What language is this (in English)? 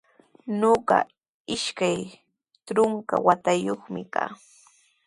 Sihuas Ancash Quechua